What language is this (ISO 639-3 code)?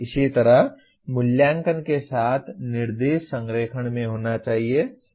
hin